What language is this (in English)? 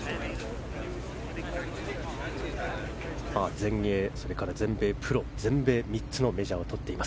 Japanese